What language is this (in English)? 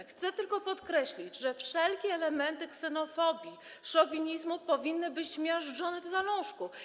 Polish